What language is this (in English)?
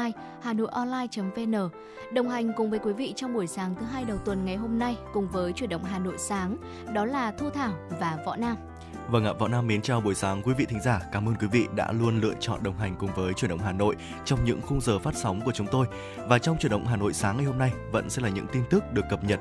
Vietnamese